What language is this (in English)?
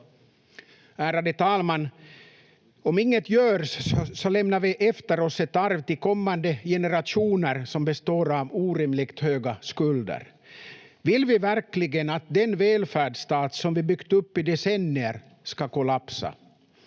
Finnish